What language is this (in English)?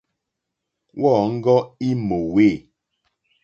Mokpwe